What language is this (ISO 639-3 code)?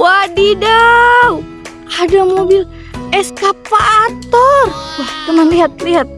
ind